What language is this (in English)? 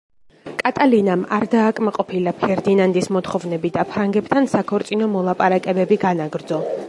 Georgian